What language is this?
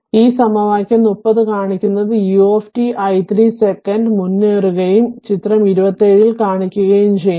Malayalam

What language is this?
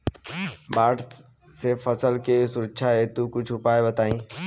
Bhojpuri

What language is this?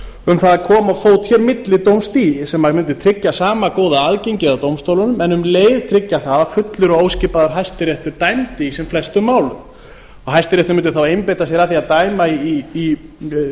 Icelandic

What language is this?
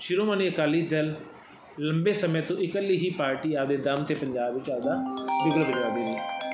Punjabi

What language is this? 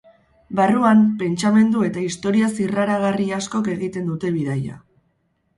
Basque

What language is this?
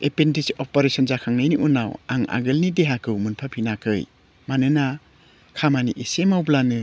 Bodo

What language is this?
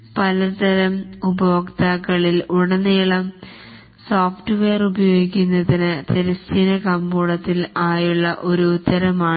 Malayalam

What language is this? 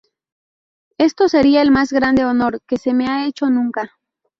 Spanish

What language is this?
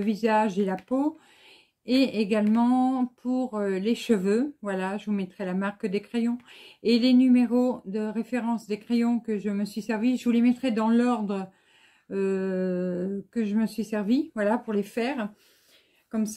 French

